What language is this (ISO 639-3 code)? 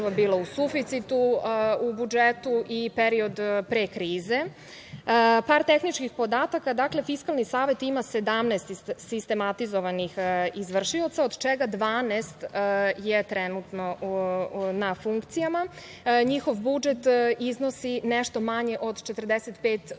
srp